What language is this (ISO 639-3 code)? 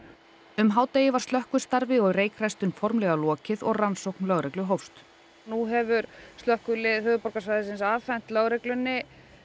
isl